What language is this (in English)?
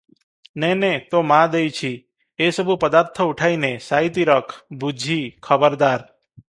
Odia